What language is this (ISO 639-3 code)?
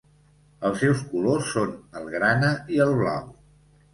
cat